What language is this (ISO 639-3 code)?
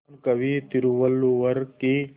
hin